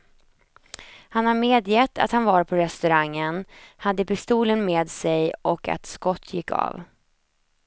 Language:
Swedish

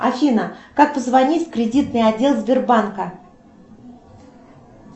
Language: Russian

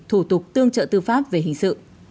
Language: Vietnamese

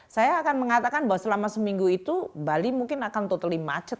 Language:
Indonesian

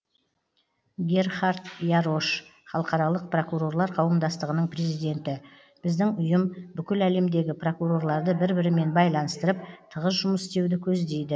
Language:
Kazakh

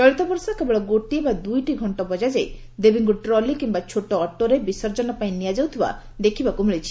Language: Odia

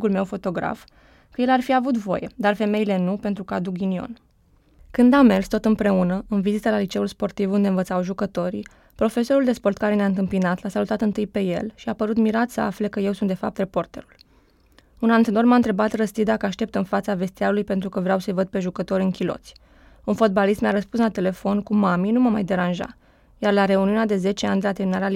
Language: Romanian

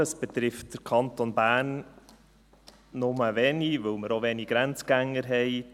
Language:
Swiss German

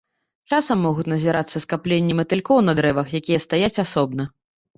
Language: Belarusian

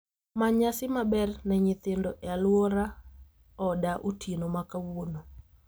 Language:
Luo (Kenya and Tanzania)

